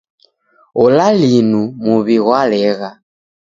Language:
Taita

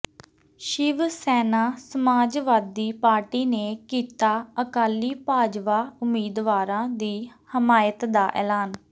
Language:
Punjabi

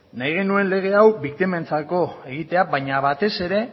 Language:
Basque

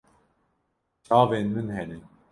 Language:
Kurdish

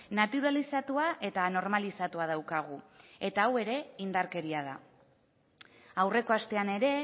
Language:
Basque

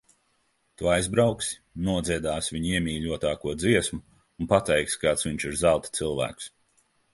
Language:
Latvian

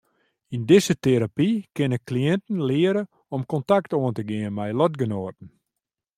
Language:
Western Frisian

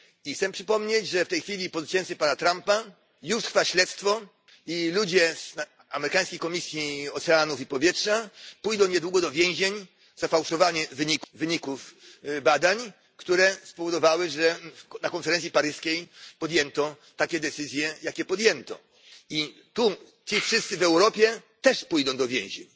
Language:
Polish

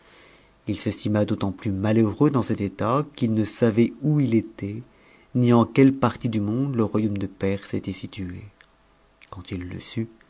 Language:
French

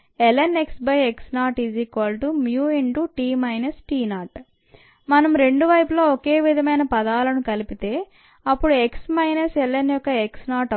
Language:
Telugu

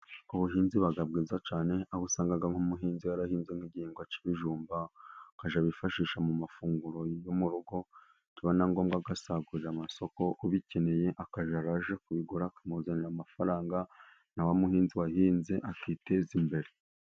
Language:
Kinyarwanda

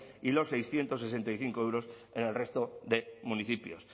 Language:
Spanish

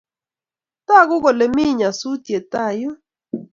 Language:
Kalenjin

